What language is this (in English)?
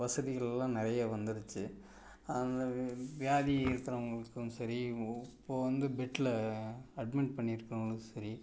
Tamil